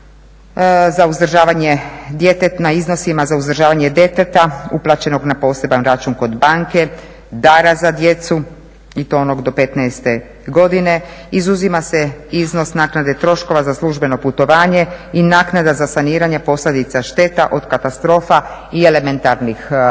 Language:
Croatian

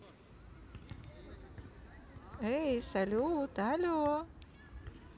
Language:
Russian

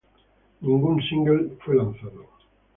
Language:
Spanish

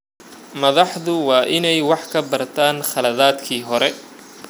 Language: Somali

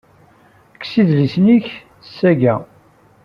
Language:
Kabyle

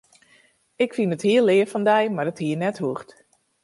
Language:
Western Frisian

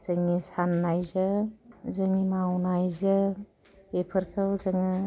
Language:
Bodo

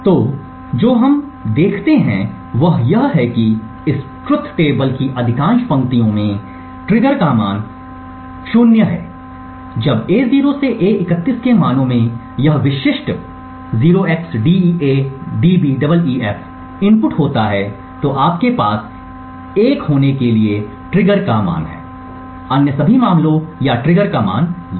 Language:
Hindi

